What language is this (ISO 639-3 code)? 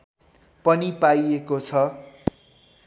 nep